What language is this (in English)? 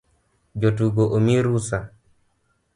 Luo (Kenya and Tanzania)